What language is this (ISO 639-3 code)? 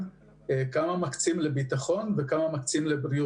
heb